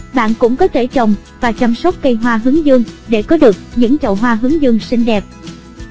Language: Vietnamese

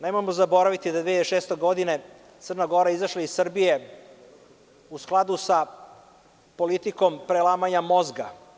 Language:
Serbian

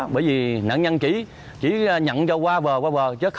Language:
Vietnamese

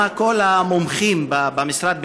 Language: Hebrew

